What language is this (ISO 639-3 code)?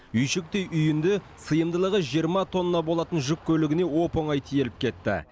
kaz